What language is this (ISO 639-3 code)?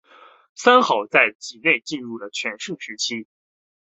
zho